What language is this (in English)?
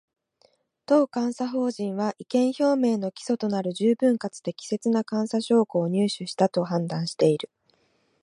Japanese